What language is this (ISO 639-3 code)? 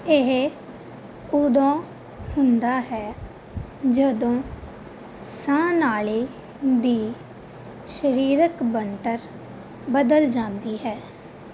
pan